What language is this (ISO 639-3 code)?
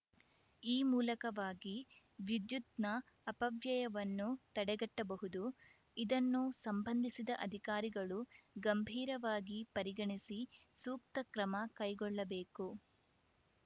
kan